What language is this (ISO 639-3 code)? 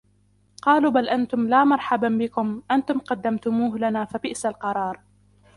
ara